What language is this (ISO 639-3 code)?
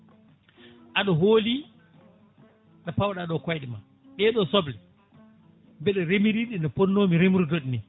ful